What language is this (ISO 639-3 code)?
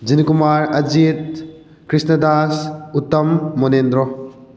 mni